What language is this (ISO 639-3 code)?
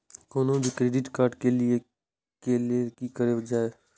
mai